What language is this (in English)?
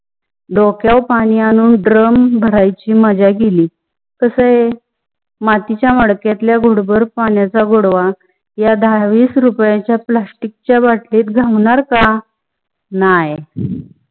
Marathi